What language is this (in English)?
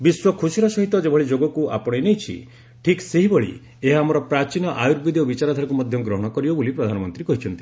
Odia